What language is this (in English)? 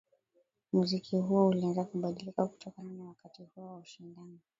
Swahili